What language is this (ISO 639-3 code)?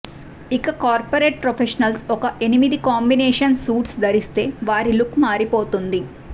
tel